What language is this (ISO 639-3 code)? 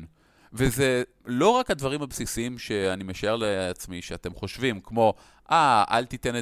heb